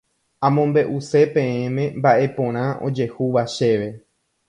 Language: Guarani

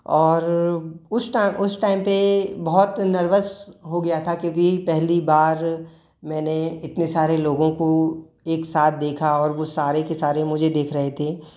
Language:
Hindi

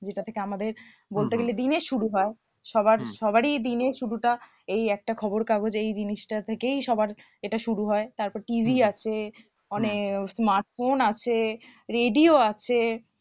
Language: Bangla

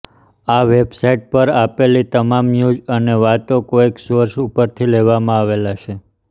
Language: Gujarati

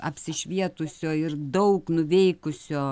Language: Lithuanian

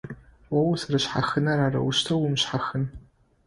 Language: Adyghe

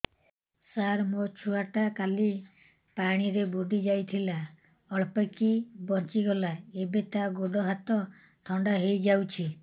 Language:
Odia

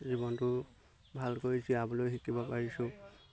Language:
Assamese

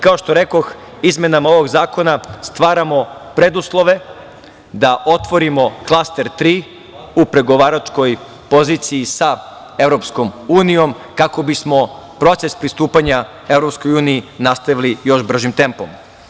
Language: Serbian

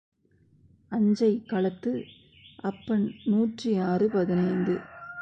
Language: Tamil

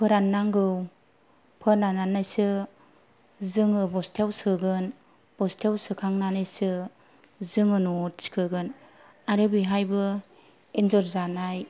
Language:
Bodo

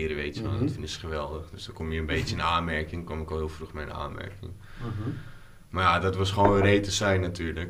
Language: Dutch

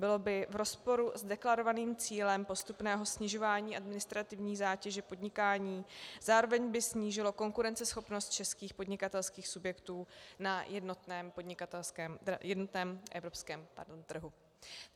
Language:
Czech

